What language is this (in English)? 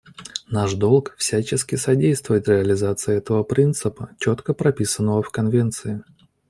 Russian